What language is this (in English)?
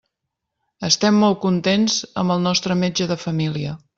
Catalan